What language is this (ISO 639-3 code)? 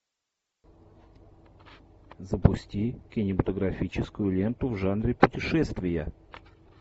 rus